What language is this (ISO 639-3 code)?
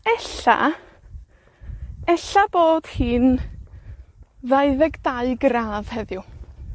cym